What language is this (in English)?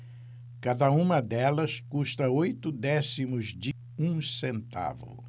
Portuguese